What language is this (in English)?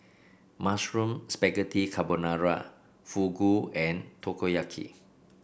English